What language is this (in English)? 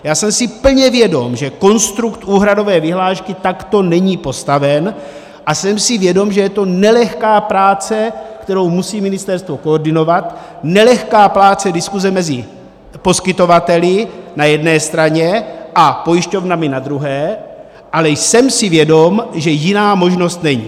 Czech